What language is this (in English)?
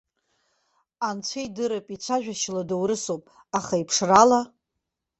Abkhazian